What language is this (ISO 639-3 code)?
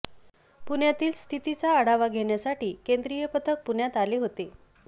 mar